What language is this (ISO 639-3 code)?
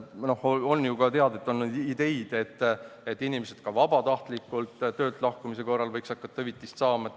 est